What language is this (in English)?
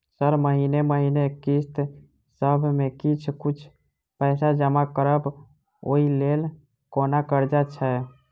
Maithili